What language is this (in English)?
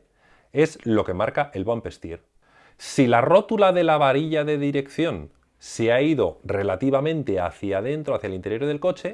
Spanish